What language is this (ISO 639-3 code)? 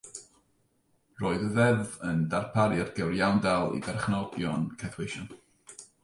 cym